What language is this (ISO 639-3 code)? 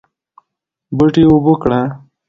pus